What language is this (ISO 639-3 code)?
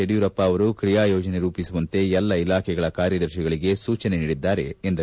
kan